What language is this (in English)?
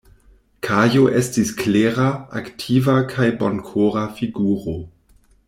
Esperanto